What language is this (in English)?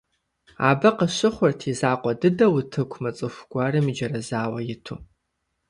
Kabardian